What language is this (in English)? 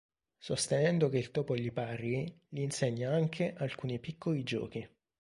Italian